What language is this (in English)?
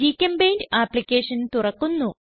Malayalam